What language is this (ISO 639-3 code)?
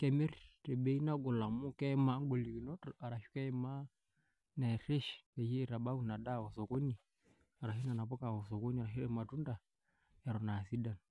mas